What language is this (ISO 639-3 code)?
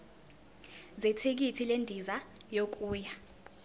zul